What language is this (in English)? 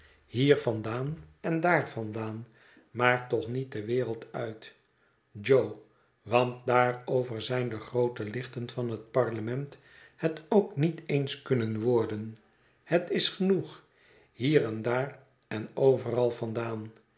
Dutch